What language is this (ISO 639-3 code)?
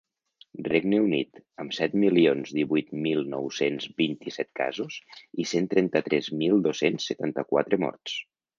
cat